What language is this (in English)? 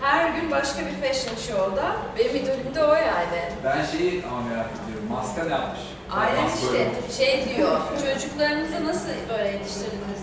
Turkish